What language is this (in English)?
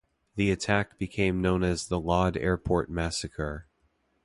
English